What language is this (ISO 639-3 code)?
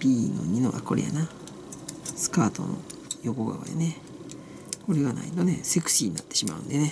jpn